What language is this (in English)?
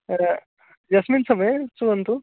Sanskrit